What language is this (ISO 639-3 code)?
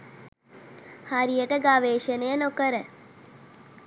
sin